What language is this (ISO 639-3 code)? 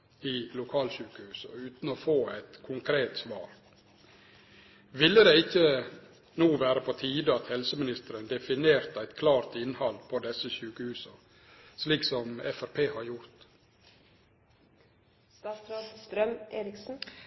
nno